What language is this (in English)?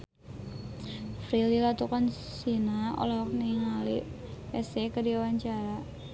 Sundanese